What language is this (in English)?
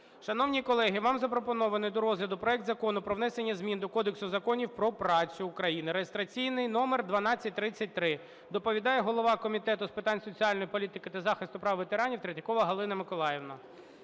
Ukrainian